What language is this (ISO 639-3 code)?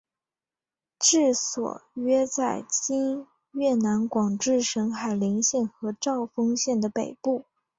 zho